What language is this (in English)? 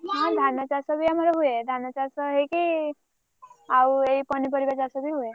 Odia